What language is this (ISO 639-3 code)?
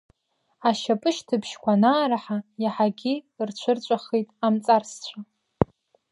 abk